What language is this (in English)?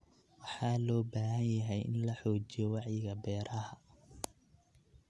Somali